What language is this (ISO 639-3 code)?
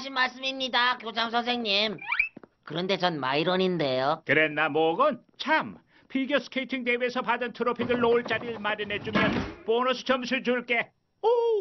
kor